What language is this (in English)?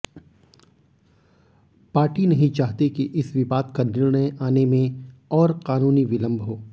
Hindi